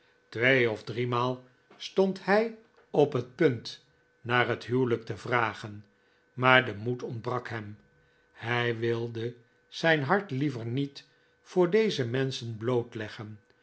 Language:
Dutch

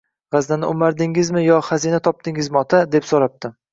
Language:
Uzbek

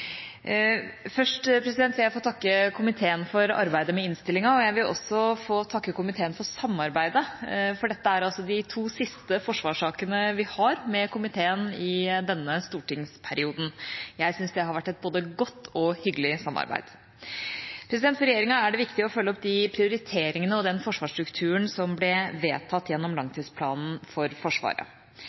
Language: Norwegian Bokmål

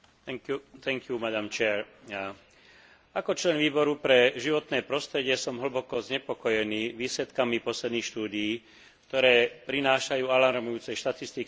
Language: Slovak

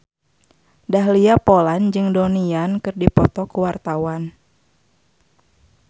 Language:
Sundanese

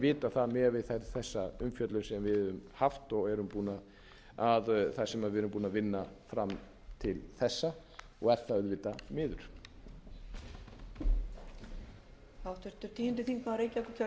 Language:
Icelandic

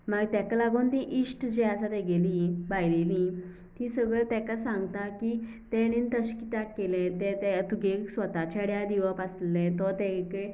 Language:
Konkani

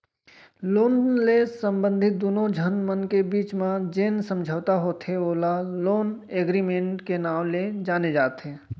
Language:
Chhattisgarhi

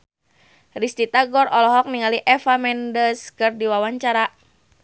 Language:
Sundanese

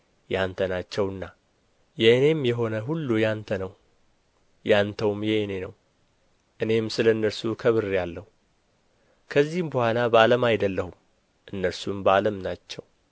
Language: Amharic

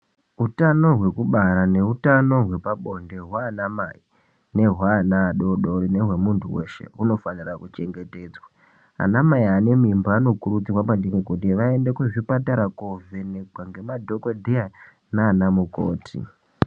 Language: Ndau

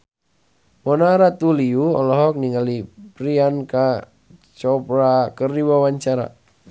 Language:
Sundanese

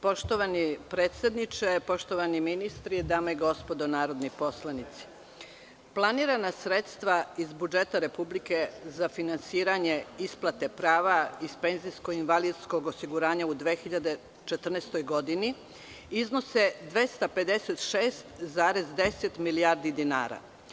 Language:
Serbian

